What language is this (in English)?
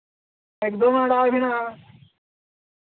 Santali